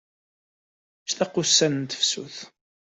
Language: Kabyle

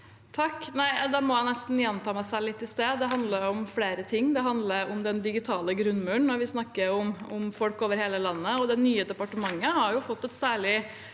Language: Norwegian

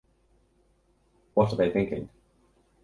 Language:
English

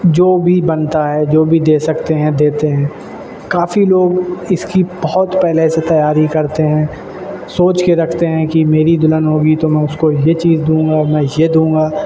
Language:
Urdu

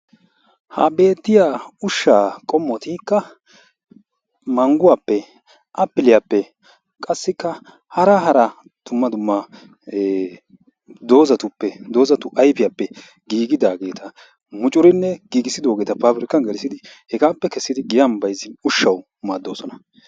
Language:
Wolaytta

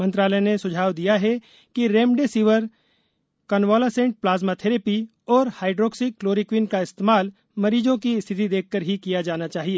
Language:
Hindi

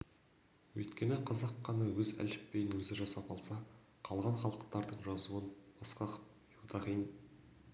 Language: Kazakh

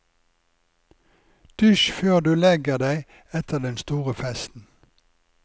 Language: Norwegian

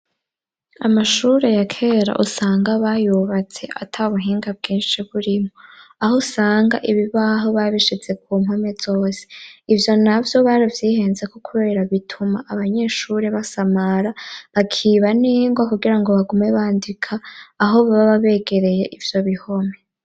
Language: Rundi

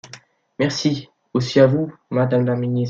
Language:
French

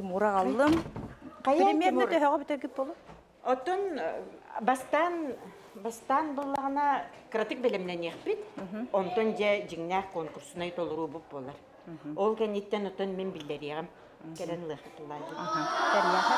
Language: Turkish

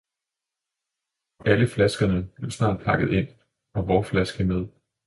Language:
Danish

